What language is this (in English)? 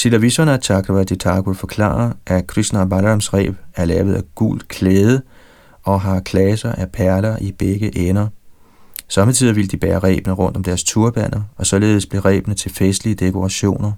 Danish